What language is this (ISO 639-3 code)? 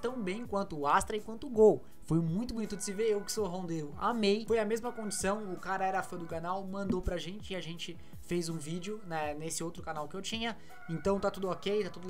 por